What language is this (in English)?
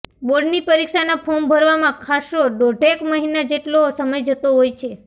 Gujarati